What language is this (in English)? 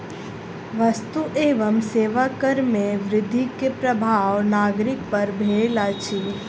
Maithili